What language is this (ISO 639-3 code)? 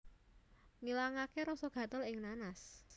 jav